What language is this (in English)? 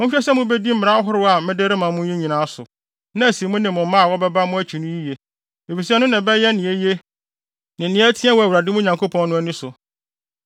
Akan